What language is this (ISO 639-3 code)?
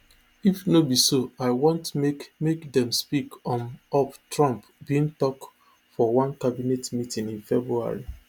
pcm